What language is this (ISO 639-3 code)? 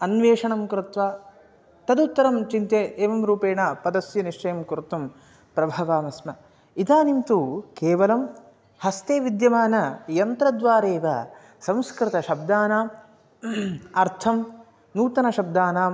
san